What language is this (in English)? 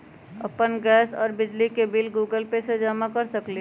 Magahi